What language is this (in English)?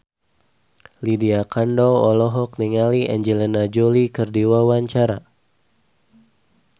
Sundanese